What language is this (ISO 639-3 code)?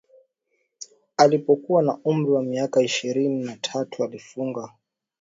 swa